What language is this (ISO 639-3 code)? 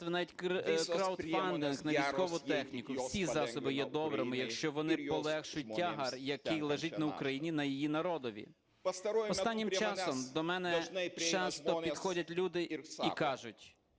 ukr